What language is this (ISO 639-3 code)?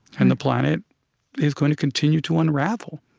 eng